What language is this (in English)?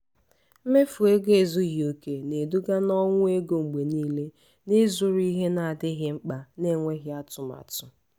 Igbo